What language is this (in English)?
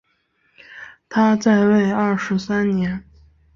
Chinese